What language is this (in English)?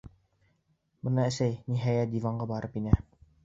Bashkir